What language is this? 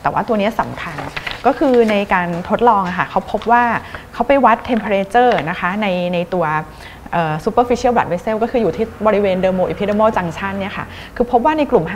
Thai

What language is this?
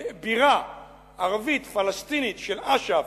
Hebrew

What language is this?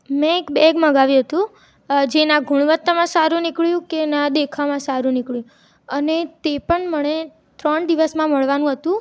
Gujarati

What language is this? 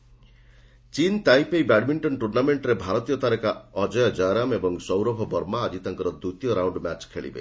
Odia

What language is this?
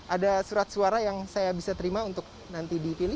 Indonesian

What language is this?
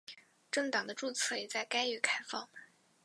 Chinese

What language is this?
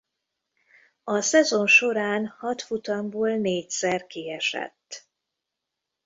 Hungarian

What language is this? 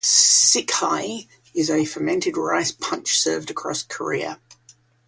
English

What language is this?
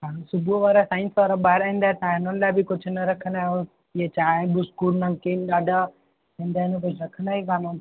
Sindhi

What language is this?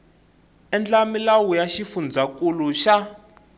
Tsonga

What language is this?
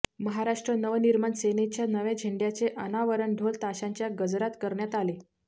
Marathi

